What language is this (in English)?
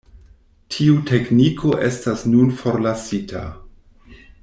Esperanto